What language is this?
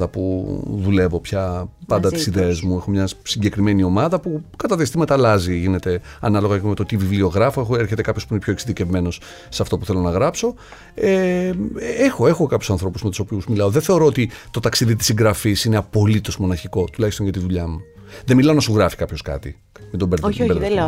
Greek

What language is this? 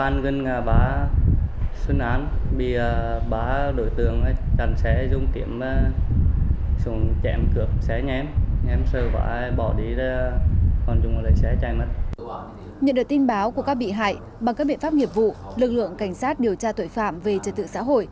Vietnamese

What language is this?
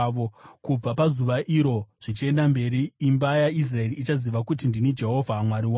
Shona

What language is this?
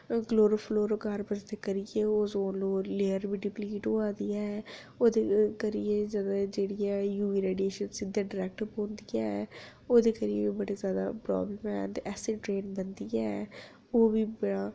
Dogri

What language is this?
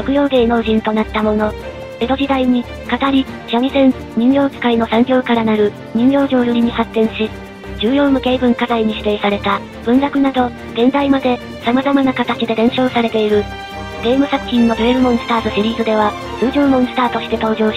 Japanese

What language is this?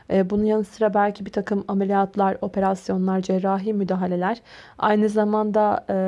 Turkish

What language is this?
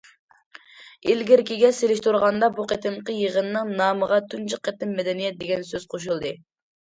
Uyghur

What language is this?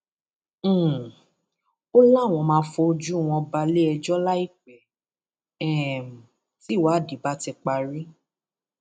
Yoruba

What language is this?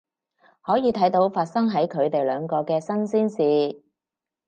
Cantonese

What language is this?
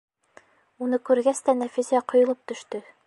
Bashkir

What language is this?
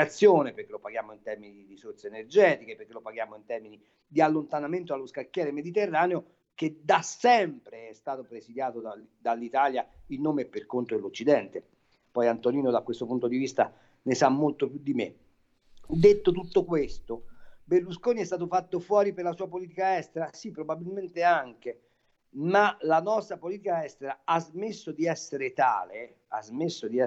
Italian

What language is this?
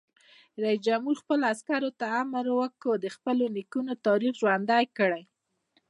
Pashto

